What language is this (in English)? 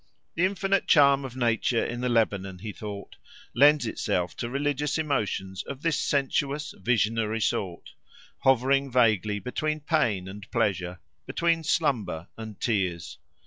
English